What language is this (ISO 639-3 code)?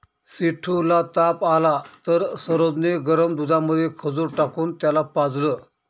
mar